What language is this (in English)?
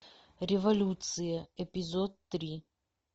Russian